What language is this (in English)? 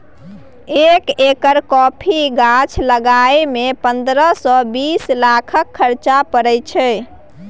Maithili